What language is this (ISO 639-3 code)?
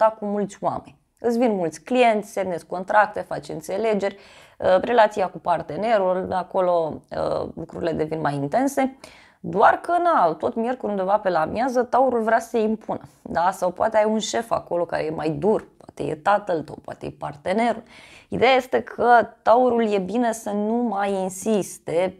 ron